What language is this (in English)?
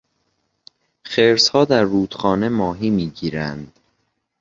Persian